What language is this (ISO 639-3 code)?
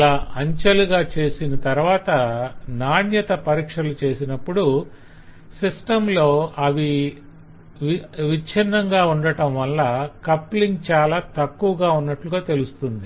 tel